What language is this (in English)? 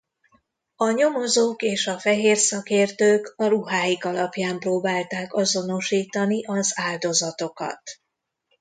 Hungarian